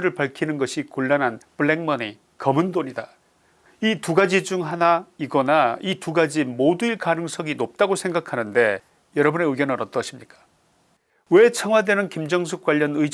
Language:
Korean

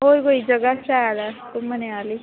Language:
Dogri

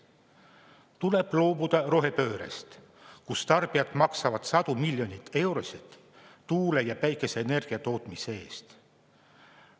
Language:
Estonian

